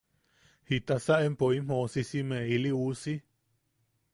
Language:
Yaqui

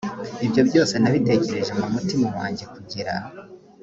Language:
Kinyarwanda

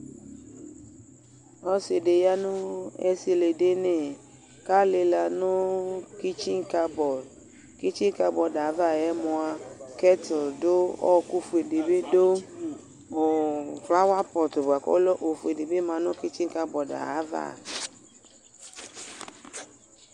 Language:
Ikposo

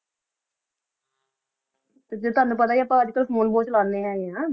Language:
Punjabi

